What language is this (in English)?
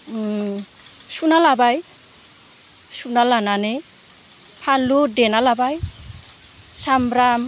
Bodo